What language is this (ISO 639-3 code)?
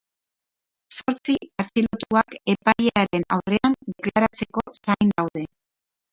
eus